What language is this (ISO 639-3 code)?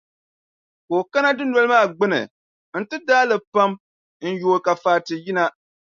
dag